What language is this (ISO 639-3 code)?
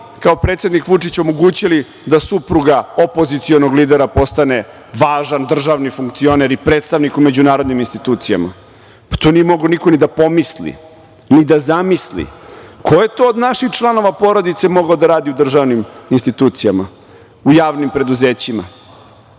srp